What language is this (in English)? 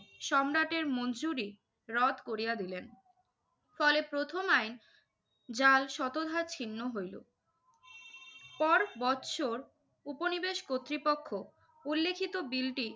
Bangla